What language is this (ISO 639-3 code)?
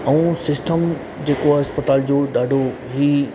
snd